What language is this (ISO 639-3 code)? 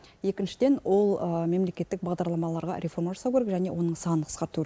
kaz